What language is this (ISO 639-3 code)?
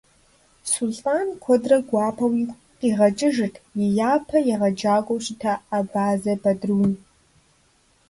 kbd